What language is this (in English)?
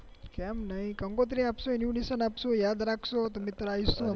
Gujarati